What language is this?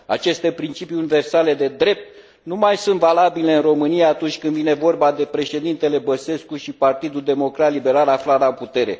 Romanian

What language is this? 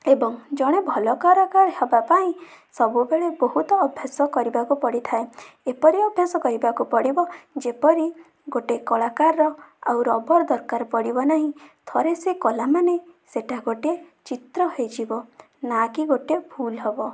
Odia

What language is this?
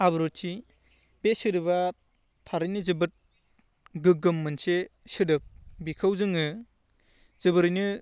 Bodo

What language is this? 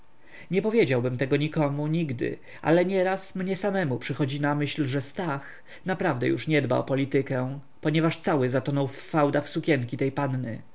Polish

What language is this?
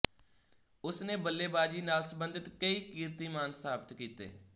Punjabi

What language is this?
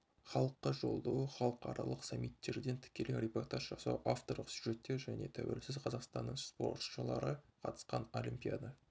Kazakh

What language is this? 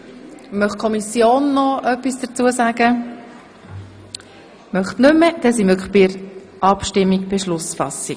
Swiss German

